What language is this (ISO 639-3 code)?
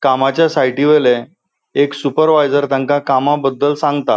kok